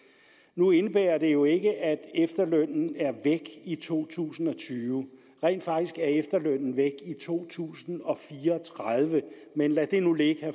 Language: Danish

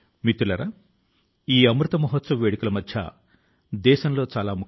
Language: Telugu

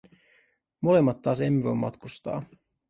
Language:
Finnish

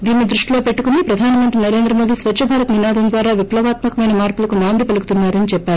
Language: Telugu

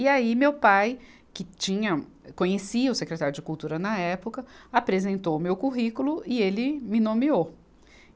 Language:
Portuguese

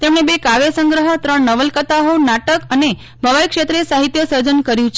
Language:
Gujarati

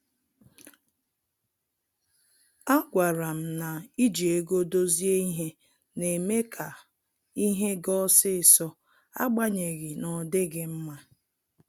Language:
Igbo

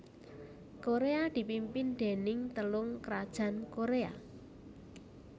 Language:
Javanese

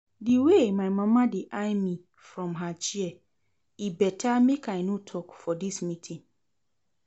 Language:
Nigerian Pidgin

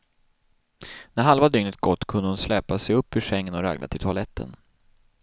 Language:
Swedish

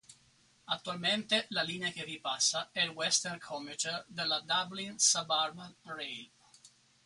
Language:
Italian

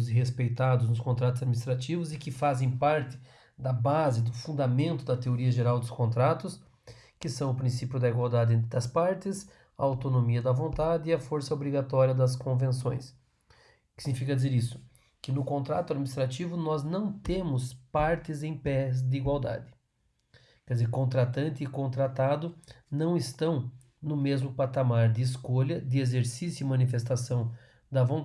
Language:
Portuguese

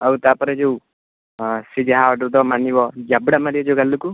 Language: Odia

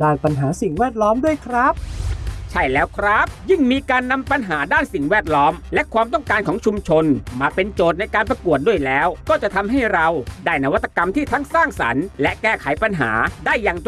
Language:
Thai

